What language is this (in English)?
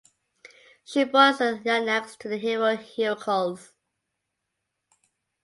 English